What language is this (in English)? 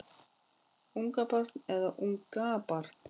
Icelandic